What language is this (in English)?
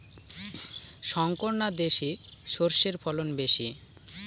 Bangla